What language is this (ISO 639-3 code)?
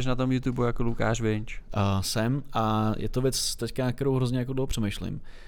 ces